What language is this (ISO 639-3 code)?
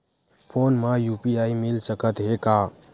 hne